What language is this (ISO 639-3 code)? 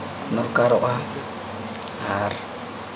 sat